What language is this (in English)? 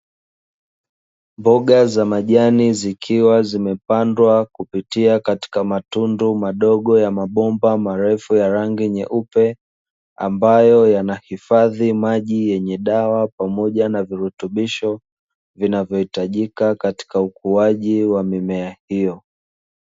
Swahili